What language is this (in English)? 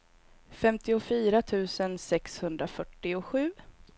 Swedish